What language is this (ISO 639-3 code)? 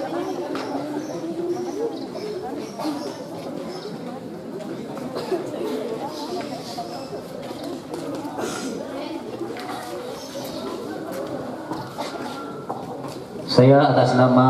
ind